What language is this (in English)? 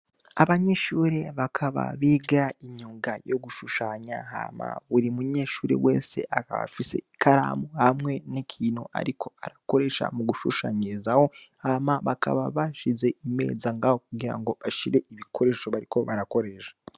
Rundi